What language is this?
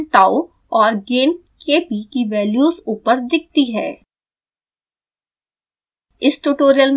Hindi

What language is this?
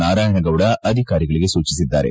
Kannada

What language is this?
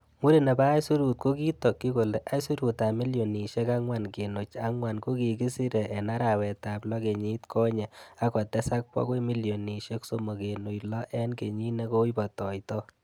Kalenjin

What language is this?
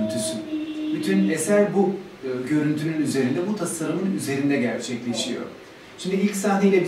Turkish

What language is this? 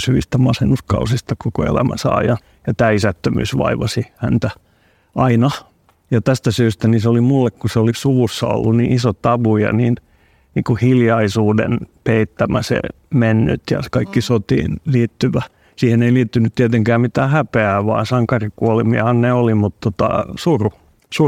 Finnish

